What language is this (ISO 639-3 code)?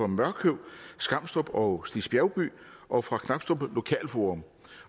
dan